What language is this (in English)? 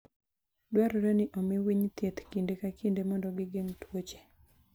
Luo (Kenya and Tanzania)